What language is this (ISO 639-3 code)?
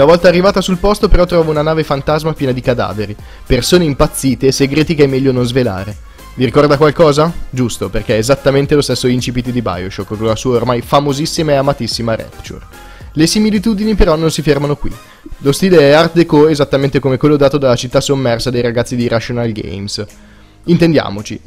ita